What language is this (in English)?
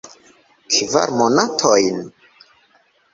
Esperanto